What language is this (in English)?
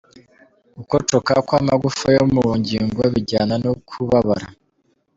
Kinyarwanda